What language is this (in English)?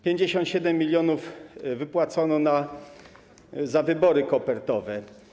Polish